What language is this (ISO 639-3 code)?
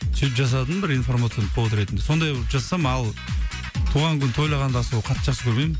kaz